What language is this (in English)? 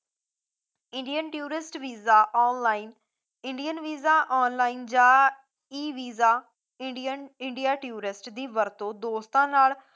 Punjabi